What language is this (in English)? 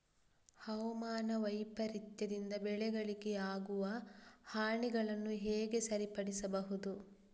Kannada